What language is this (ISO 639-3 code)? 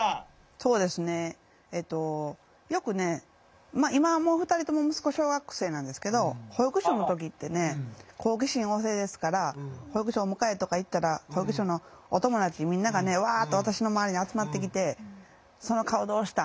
jpn